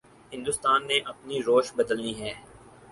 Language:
Urdu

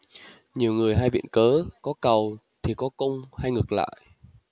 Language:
Vietnamese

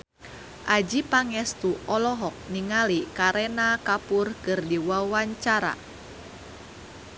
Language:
Sundanese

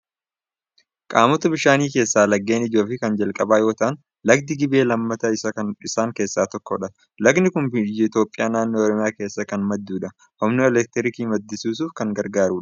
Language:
Oromo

